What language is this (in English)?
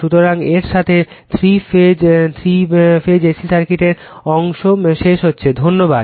Bangla